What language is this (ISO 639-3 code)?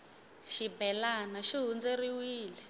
tso